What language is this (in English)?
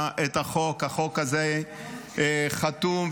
Hebrew